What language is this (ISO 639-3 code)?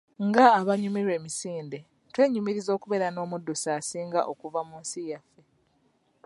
lug